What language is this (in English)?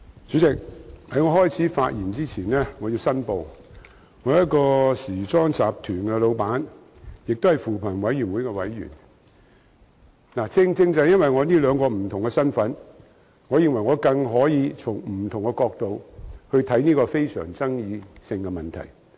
Cantonese